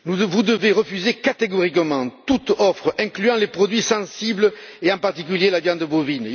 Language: French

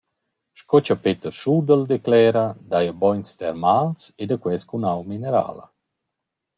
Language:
Romansh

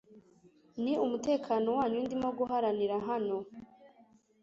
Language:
Kinyarwanda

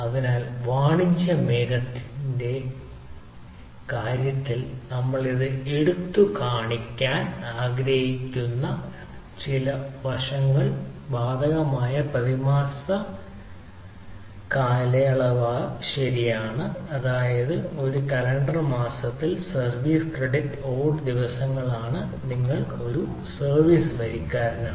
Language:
Malayalam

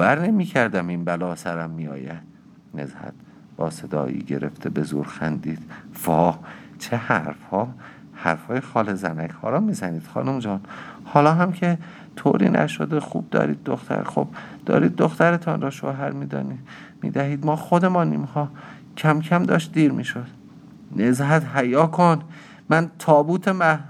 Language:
Persian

